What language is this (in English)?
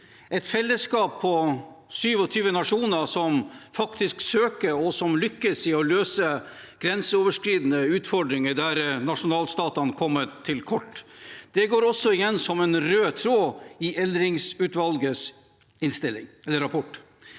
Norwegian